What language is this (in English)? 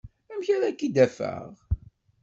Kabyle